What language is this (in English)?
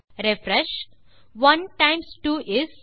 Tamil